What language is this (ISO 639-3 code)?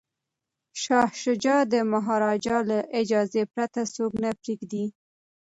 pus